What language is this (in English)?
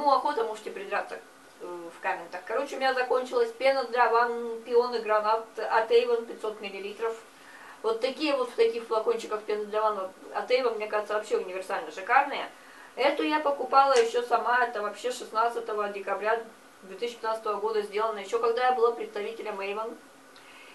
Russian